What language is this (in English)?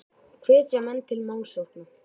Icelandic